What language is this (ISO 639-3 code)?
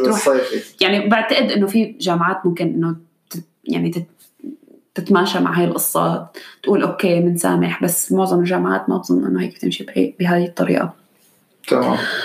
ara